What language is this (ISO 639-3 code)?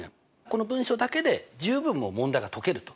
jpn